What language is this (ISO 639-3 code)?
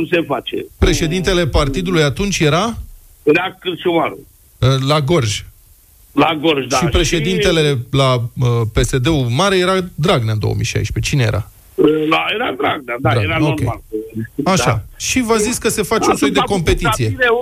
ron